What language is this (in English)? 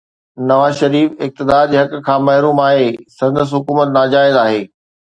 Sindhi